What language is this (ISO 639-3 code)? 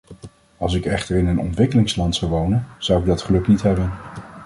nld